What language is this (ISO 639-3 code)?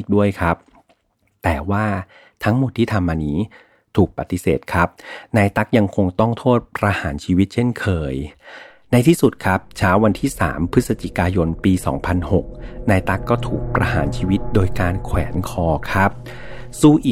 tha